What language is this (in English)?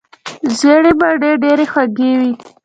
Pashto